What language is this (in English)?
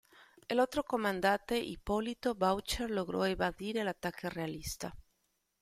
Spanish